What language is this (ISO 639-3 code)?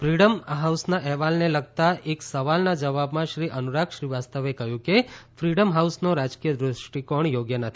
guj